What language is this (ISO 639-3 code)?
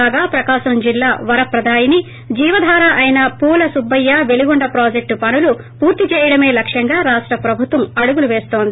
tel